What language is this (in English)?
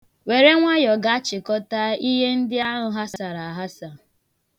Igbo